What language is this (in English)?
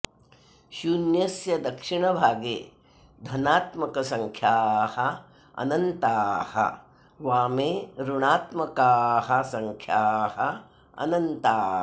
Sanskrit